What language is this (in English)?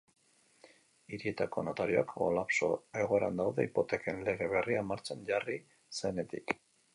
Basque